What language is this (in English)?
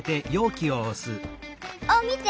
Japanese